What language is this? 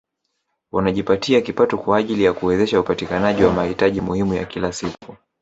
Swahili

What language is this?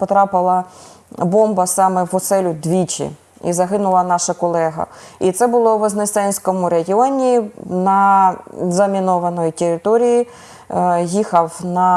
Ukrainian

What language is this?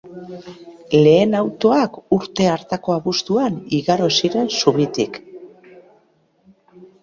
Basque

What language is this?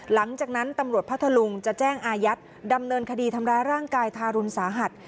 Thai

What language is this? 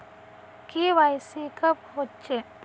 Magahi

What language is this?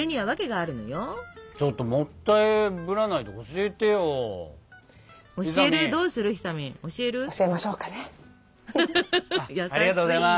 Japanese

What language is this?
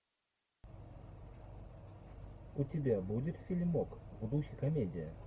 Russian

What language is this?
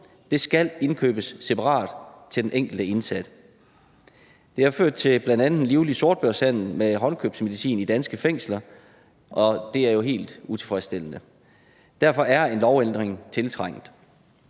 Danish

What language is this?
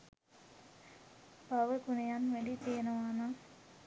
Sinhala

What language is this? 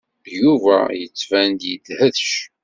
Kabyle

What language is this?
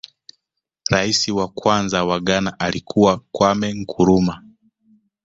Swahili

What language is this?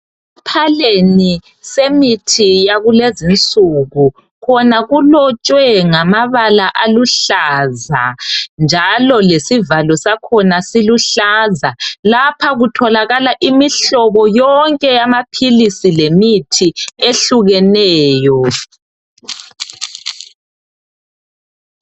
North Ndebele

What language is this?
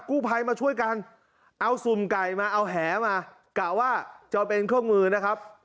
Thai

